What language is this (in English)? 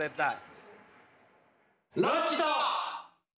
Japanese